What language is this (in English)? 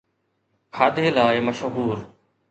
Sindhi